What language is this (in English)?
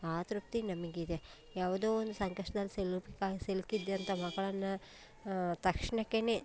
Kannada